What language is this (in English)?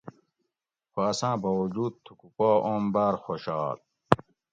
Gawri